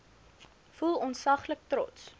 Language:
Afrikaans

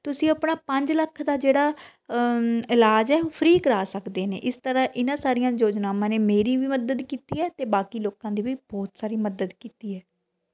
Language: Punjabi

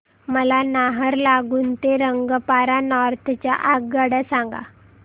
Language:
Marathi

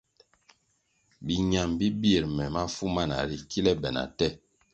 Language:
Kwasio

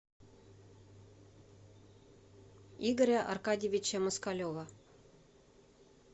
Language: Russian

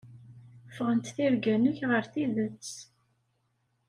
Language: Kabyle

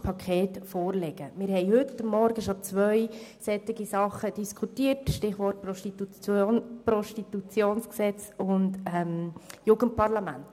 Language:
Swiss German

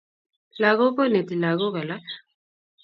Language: Kalenjin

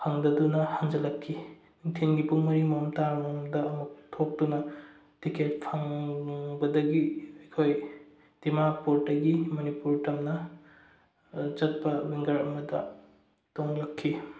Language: Manipuri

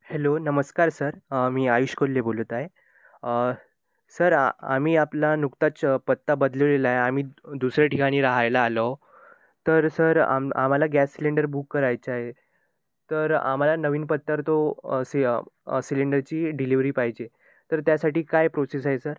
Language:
Marathi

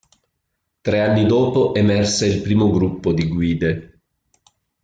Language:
Italian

